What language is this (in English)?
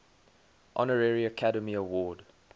English